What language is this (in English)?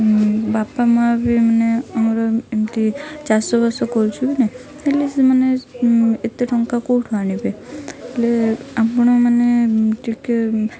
Odia